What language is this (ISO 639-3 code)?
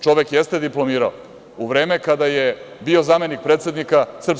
srp